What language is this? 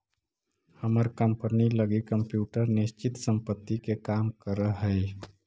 Magahi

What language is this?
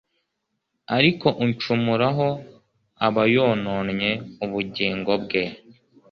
Kinyarwanda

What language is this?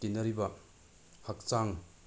Manipuri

